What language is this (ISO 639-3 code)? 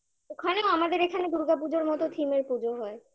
ben